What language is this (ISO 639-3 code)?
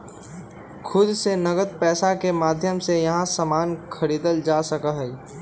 mag